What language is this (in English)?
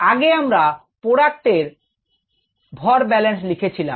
Bangla